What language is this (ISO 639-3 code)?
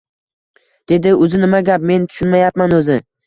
uzb